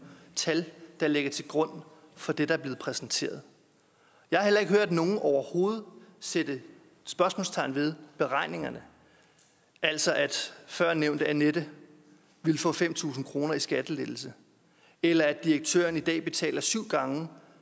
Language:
Danish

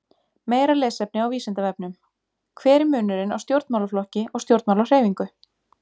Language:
Icelandic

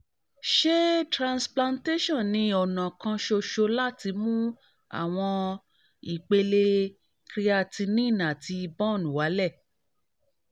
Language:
Yoruba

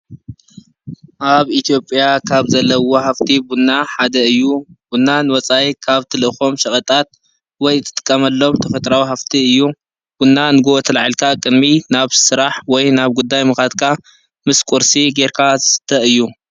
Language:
Tigrinya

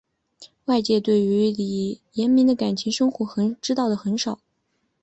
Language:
Chinese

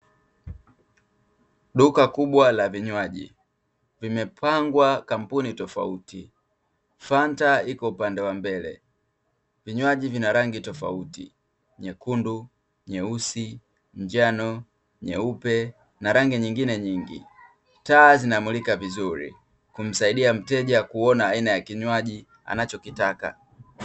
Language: Swahili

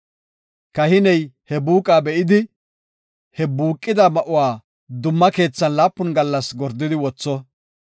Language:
Gofa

